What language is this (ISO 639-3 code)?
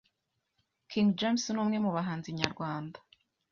kin